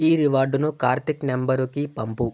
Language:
Telugu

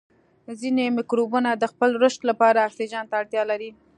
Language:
Pashto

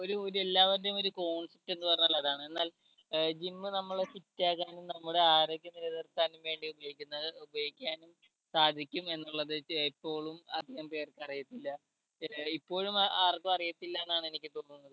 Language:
Malayalam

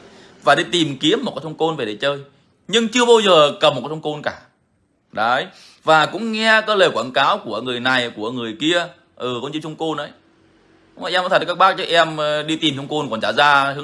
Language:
Vietnamese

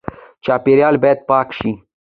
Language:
Pashto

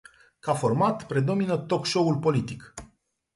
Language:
Romanian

